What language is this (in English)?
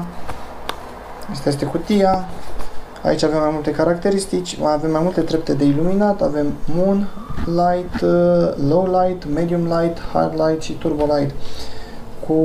Romanian